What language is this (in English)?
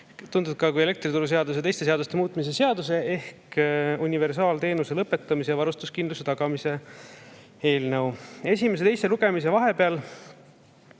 Estonian